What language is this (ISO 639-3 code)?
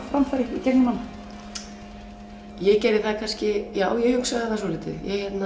isl